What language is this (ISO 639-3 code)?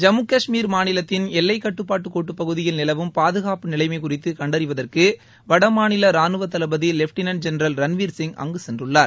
tam